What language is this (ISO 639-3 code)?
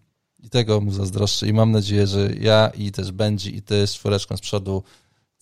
pol